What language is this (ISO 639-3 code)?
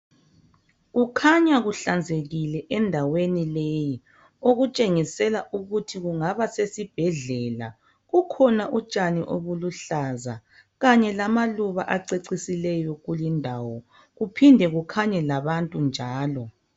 nde